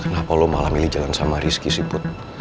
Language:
Indonesian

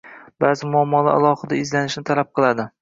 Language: Uzbek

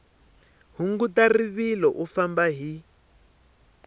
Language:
Tsonga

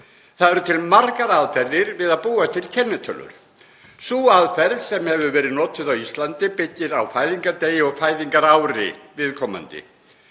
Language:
Icelandic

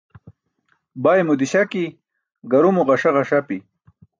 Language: Burushaski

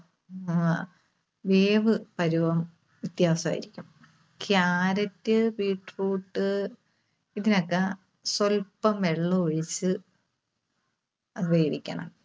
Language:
Malayalam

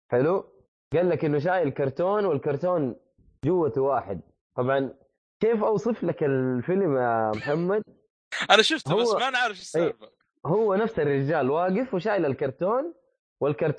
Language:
Arabic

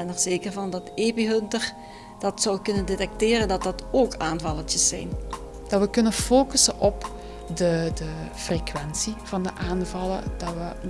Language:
Dutch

